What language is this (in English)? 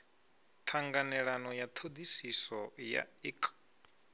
Venda